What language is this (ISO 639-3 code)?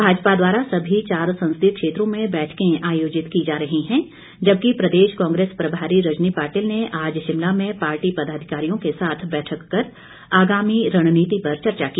hin